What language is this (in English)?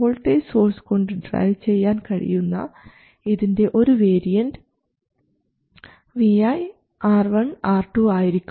Malayalam